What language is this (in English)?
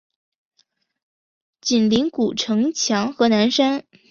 Chinese